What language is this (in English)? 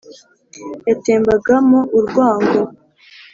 Kinyarwanda